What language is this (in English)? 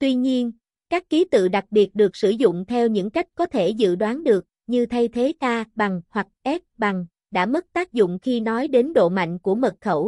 Vietnamese